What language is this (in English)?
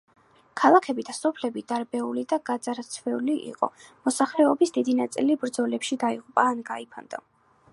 Georgian